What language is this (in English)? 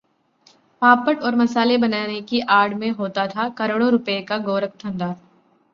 Hindi